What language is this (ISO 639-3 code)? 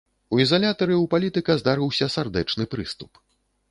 bel